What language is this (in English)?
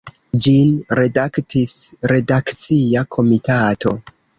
Esperanto